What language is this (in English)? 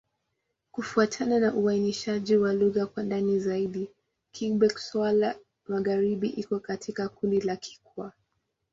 Swahili